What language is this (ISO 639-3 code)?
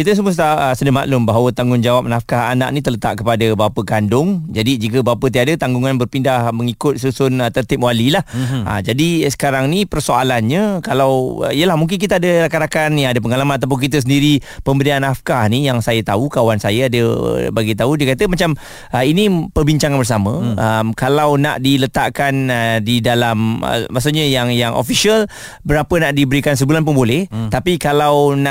msa